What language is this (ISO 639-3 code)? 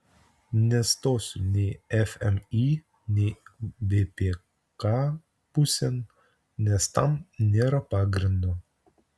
lit